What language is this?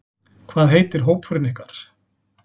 Icelandic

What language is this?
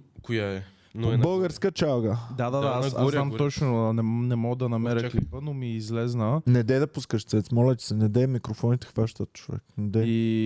Bulgarian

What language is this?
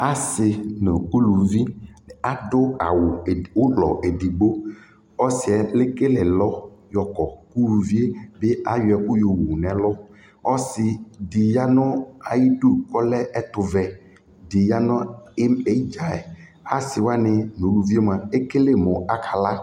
Ikposo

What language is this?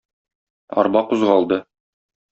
Tatar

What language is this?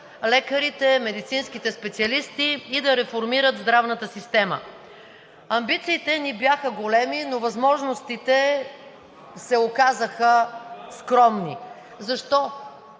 Bulgarian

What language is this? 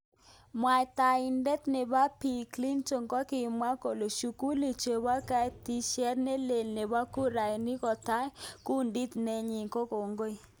Kalenjin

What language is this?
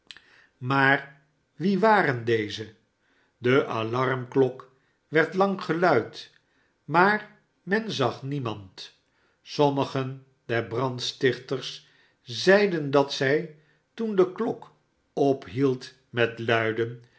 Dutch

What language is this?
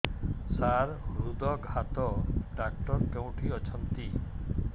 Odia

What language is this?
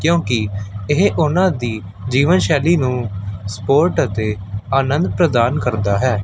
Punjabi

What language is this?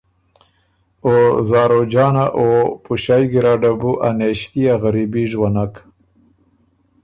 Ormuri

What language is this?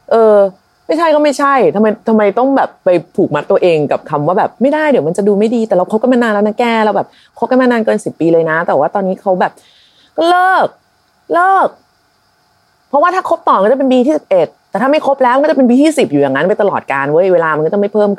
Thai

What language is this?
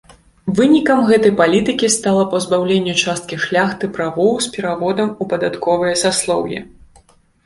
Belarusian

